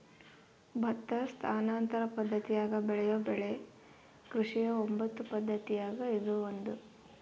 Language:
Kannada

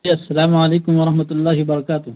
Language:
Urdu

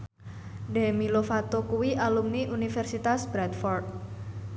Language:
Javanese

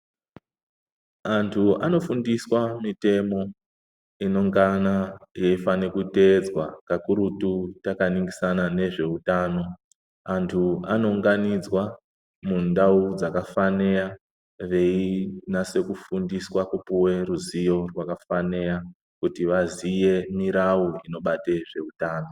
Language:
Ndau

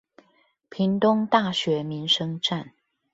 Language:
Chinese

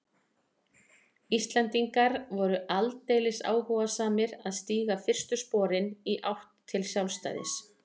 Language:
Icelandic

